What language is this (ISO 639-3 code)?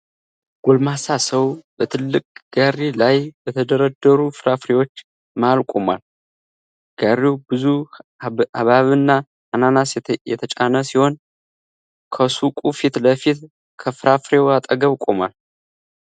amh